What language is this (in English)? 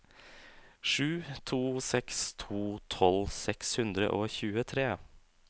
Norwegian